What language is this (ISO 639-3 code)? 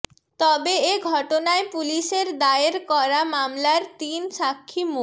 ben